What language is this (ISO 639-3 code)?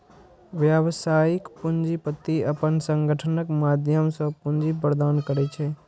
mai